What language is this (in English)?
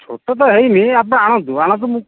Odia